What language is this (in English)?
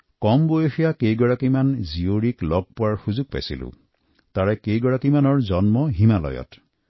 Assamese